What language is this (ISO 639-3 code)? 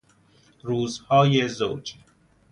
fas